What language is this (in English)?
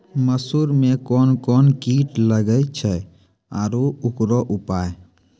Maithili